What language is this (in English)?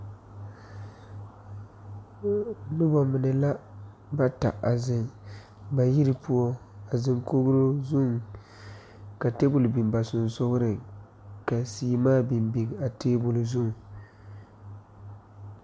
Southern Dagaare